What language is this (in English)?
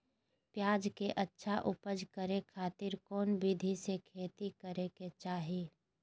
Magahi